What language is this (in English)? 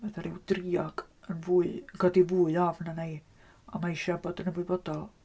Welsh